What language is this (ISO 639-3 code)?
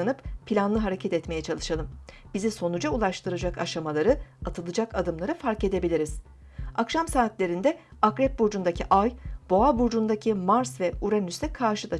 tur